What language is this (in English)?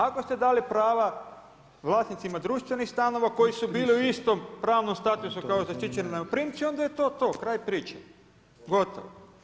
Croatian